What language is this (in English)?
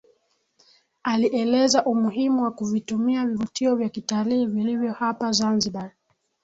Swahili